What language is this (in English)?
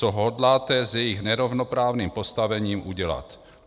Czech